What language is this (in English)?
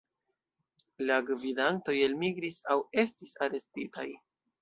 Esperanto